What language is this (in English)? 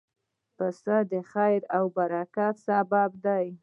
Pashto